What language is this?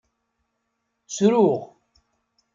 Kabyle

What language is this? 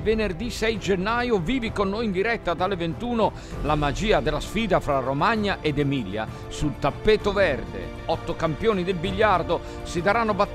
Italian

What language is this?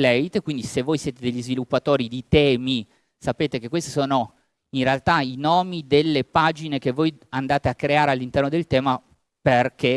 Italian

